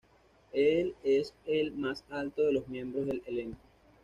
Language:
Spanish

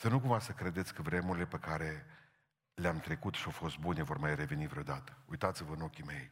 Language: Romanian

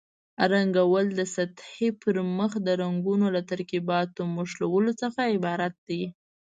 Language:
Pashto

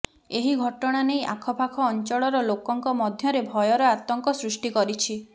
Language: Odia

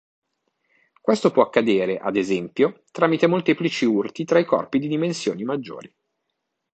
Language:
Italian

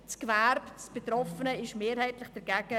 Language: Swiss German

